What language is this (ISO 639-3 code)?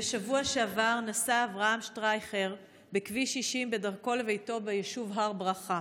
heb